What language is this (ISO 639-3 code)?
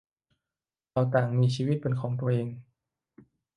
tha